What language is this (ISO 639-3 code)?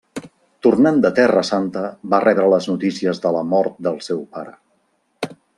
cat